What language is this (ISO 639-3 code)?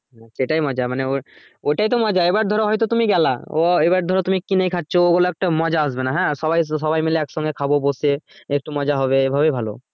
ben